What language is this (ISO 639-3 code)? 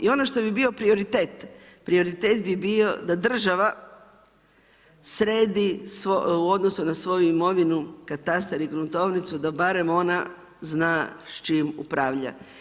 hrv